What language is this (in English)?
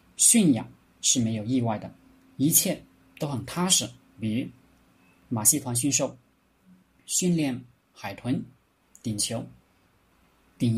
Chinese